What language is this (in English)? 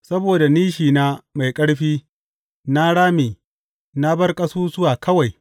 Hausa